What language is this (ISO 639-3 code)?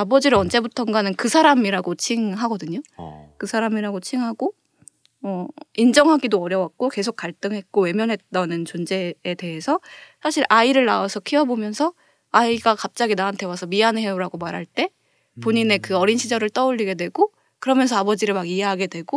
kor